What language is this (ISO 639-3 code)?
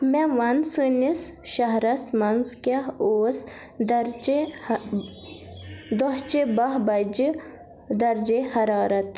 kas